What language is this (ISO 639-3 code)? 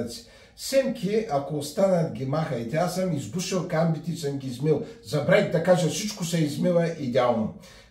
bul